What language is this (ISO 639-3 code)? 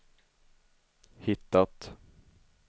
swe